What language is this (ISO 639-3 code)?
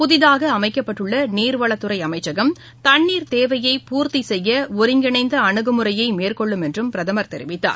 tam